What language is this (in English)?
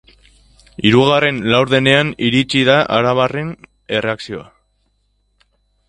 Basque